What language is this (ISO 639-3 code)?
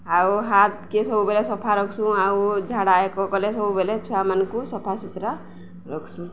ori